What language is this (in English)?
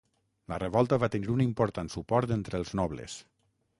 Catalan